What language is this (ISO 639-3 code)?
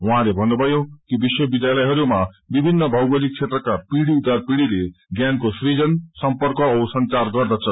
nep